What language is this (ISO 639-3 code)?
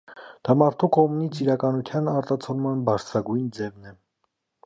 hye